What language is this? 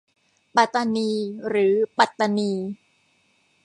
Thai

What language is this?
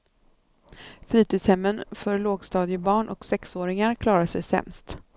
Swedish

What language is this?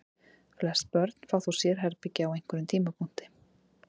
Icelandic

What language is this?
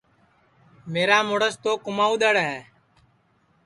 Sansi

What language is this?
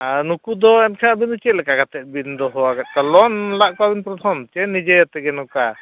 Santali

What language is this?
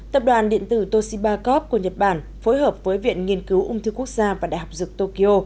Vietnamese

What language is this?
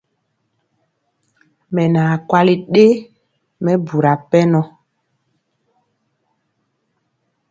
Mpiemo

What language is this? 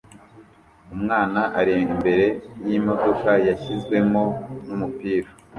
Kinyarwanda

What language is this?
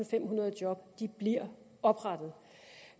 Danish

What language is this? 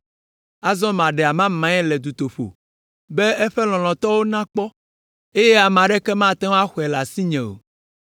Ewe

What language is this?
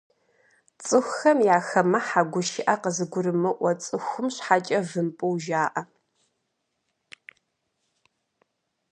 Kabardian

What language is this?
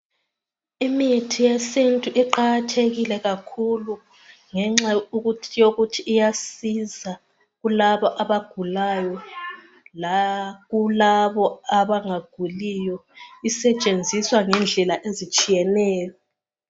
North Ndebele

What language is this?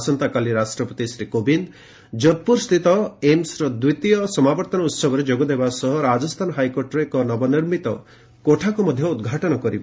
Odia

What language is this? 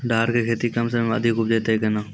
Maithili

